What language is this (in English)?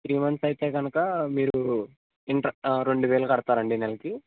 Telugu